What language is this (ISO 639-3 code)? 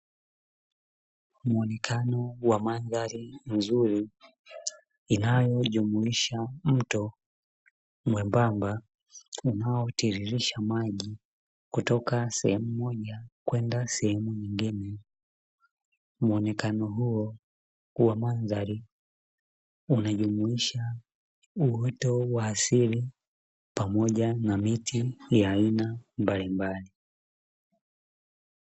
swa